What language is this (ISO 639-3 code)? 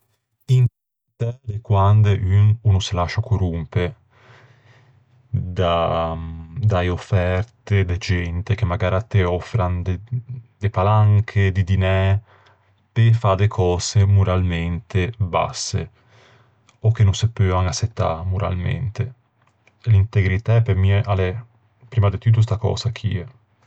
lij